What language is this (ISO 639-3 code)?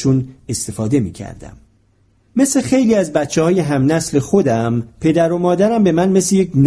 fas